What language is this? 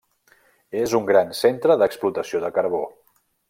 Catalan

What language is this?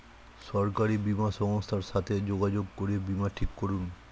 Bangla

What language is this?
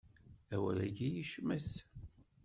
Kabyle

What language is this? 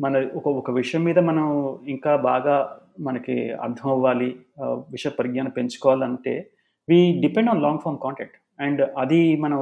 Telugu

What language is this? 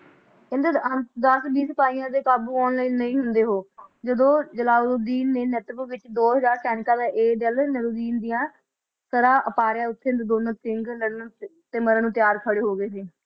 Punjabi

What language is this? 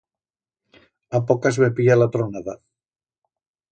Aragonese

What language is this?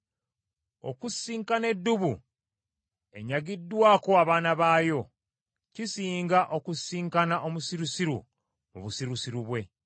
Ganda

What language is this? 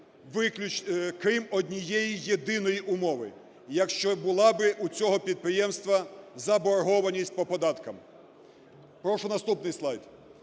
Ukrainian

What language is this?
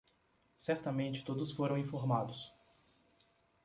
Portuguese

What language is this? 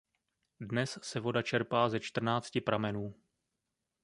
Czech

